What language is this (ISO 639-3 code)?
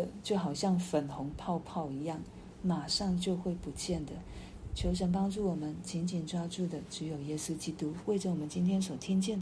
zho